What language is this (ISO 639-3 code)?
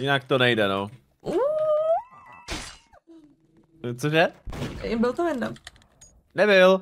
ces